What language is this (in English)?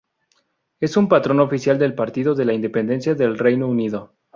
Spanish